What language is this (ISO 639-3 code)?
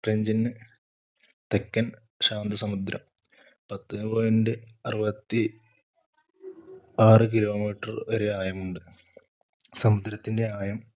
mal